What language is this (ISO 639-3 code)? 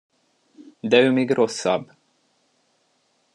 hun